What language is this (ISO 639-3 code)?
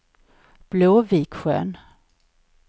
swe